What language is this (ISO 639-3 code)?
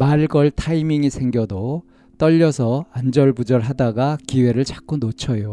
kor